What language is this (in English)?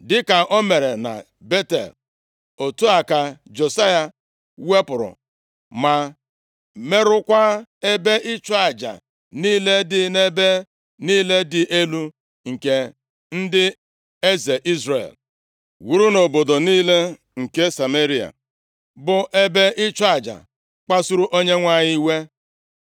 Igbo